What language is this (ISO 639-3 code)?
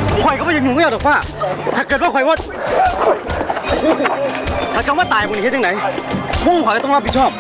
tha